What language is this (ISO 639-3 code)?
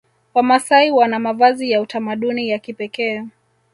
swa